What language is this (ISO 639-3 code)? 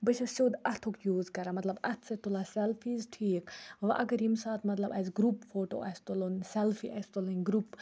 kas